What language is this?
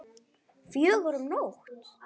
Icelandic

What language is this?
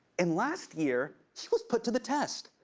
English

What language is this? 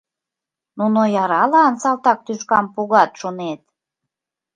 Mari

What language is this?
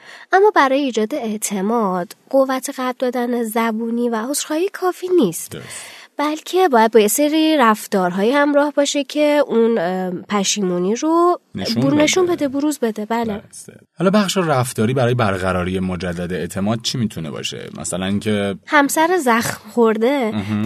Persian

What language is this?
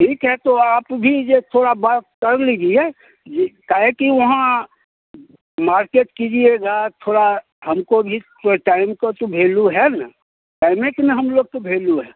Hindi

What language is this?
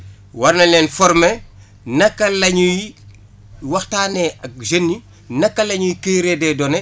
Wolof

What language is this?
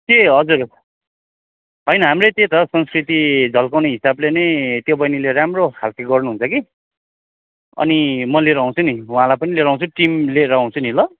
Nepali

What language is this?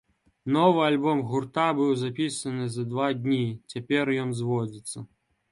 Belarusian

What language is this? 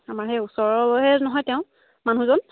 Assamese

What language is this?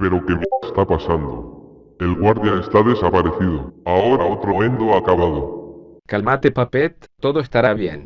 Spanish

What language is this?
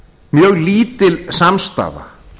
Icelandic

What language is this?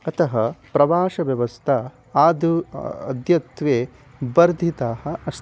Sanskrit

